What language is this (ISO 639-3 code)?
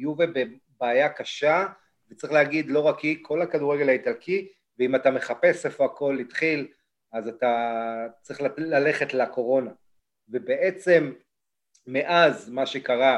heb